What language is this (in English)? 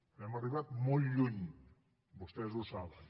Catalan